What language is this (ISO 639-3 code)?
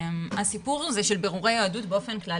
heb